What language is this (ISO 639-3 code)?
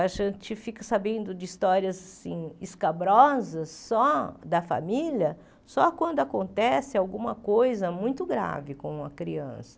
por